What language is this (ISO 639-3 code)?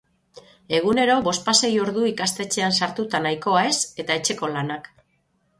eus